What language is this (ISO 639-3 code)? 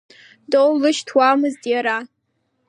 abk